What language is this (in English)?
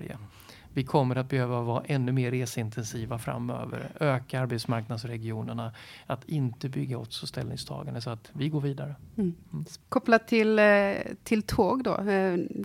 Swedish